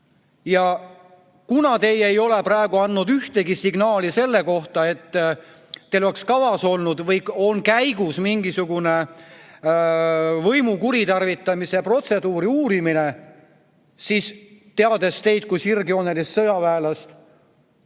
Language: Estonian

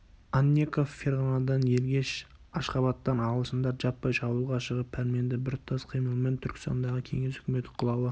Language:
Kazakh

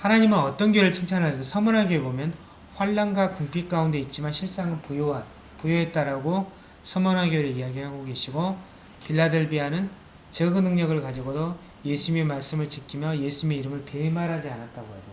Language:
Korean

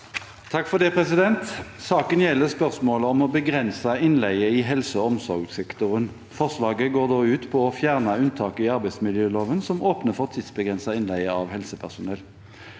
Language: Norwegian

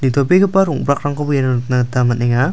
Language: Garo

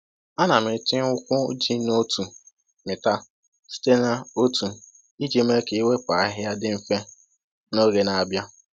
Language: Igbo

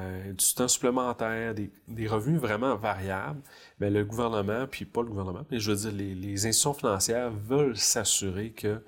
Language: French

